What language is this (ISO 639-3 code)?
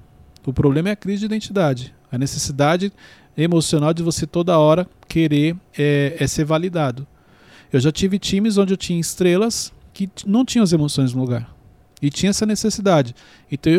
por